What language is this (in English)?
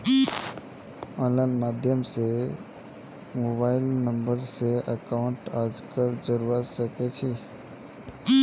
Magahi